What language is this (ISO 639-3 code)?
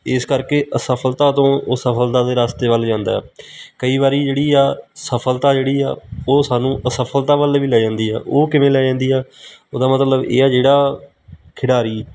pan